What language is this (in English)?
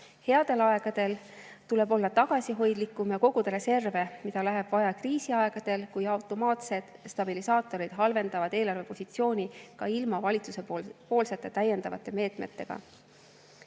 Estonian